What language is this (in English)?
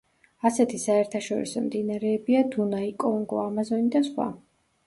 Georgian